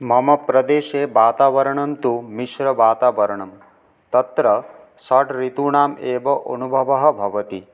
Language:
Sanskrit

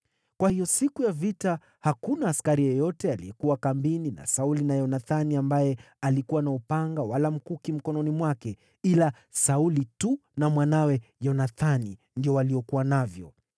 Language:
Swahili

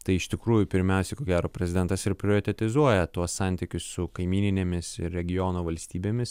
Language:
Lithuanian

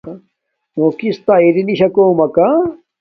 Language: Domaaki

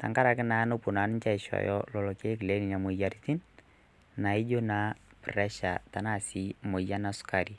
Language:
Masai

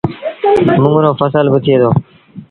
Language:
Sindhi Bhil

